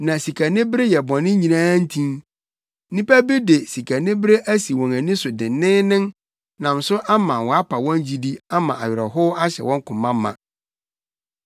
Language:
Akan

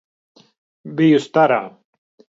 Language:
Latvian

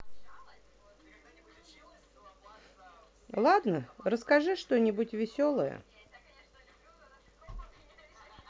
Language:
Russian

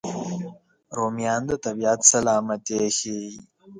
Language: Pashto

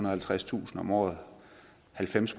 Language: Danish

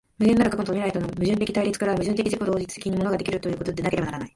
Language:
Japanese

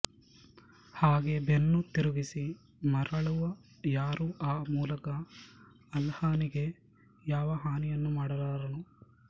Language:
Kannada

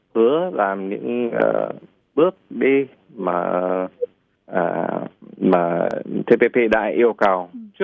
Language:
Vietnamese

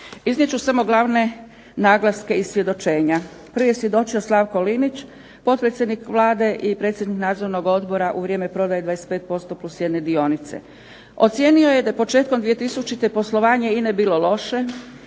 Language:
Croatian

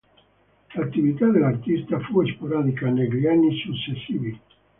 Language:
Italian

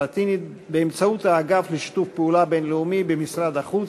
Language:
Hebrew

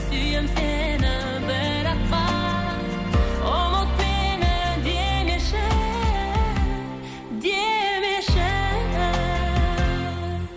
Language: Kazakh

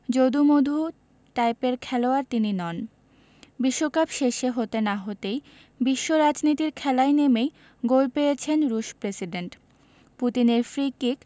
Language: Bangla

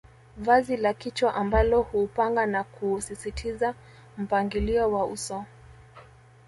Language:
Swahili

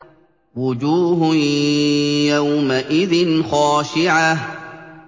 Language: Arabic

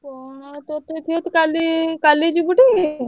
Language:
Odia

